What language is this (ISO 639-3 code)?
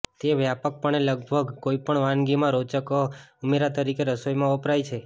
guj